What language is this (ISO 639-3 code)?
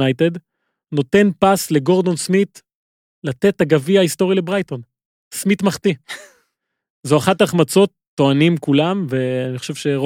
heb